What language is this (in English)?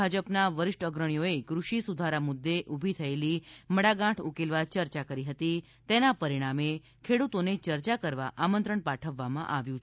Gujarati